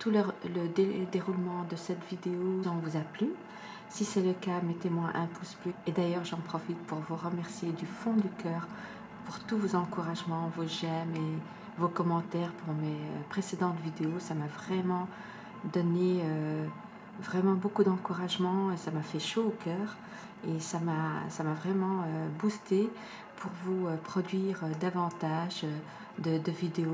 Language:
French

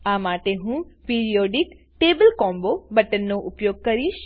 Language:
Gujarati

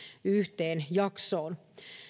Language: Finnish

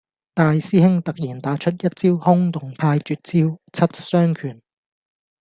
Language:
Cantonese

